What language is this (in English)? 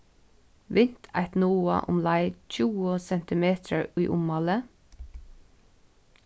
Faroese